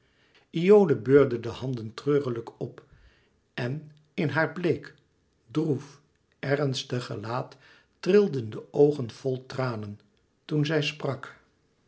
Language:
Dutch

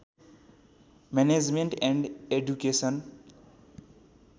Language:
Nepali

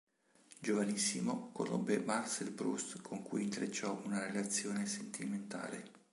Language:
Italian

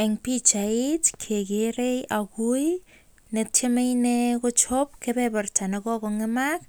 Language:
Kalenjin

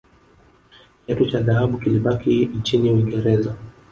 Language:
Swahili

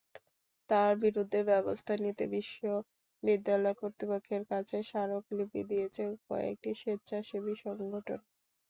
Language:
Bangla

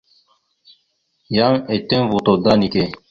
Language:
Mada (Cameroon)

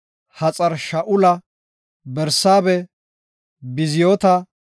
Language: Gofa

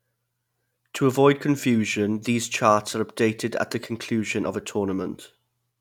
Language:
English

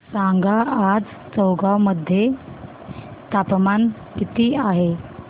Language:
Marathi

